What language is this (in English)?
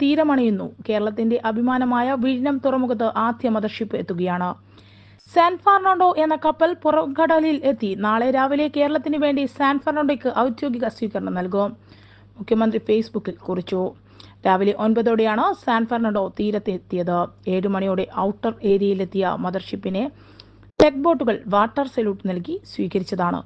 Malayalam